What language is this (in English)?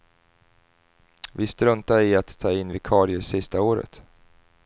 Swedish